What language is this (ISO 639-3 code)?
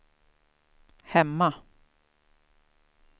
swe